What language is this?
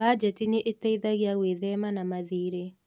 Kikuyu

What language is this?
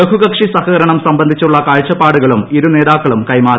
Malayalam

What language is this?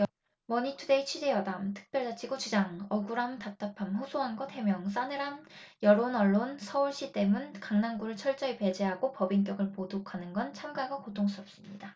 Korean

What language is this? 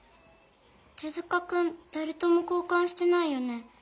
Japanese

